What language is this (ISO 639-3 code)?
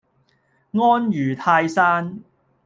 yue